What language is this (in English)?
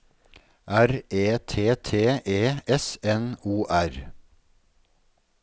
Norwegian